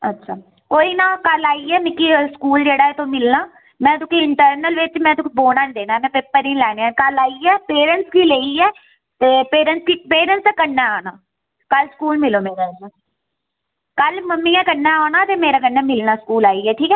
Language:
Dogri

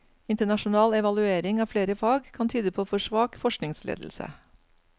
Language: Norwegian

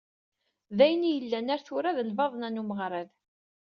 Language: Kabyle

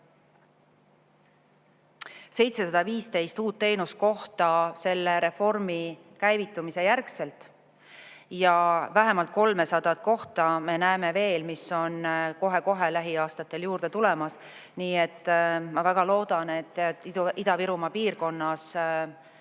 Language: Estonian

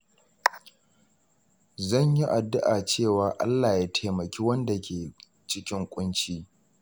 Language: Hausa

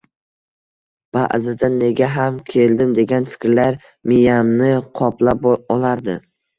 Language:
Uzbek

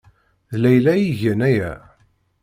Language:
Kabyle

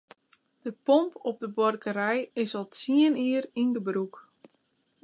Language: Western Frisian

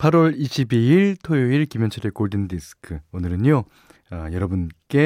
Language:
Korean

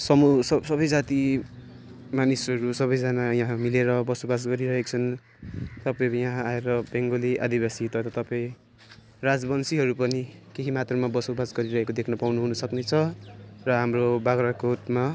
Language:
Nepali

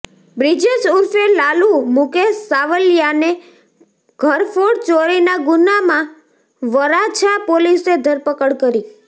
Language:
Gujarati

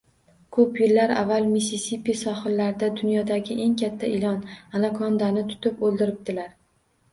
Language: Uzbek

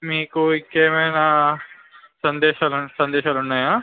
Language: Telugu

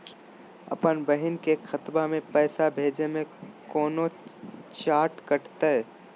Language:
Magahi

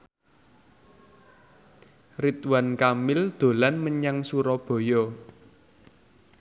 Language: Javanese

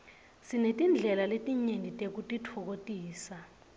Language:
Swati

